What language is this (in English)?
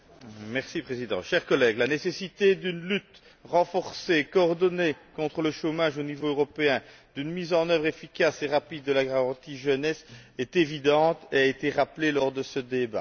French